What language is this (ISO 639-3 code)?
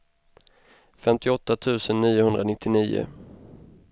swe